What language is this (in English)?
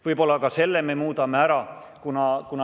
Estonian